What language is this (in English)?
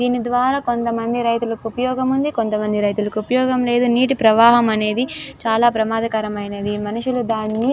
Telugu